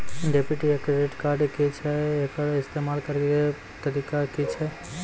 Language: Maithili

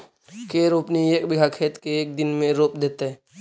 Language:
Magahi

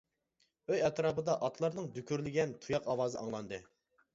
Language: Uyghur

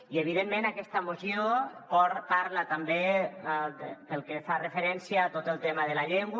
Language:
Catalan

